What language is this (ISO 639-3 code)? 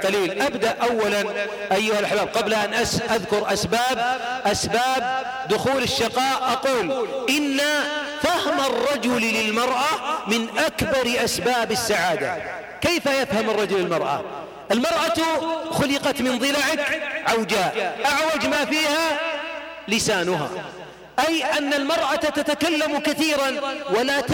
ara